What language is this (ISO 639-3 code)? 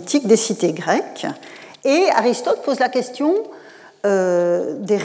fra